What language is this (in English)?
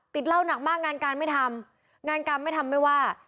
Thai